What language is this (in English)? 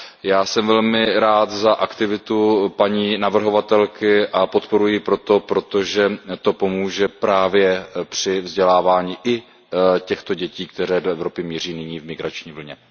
Czech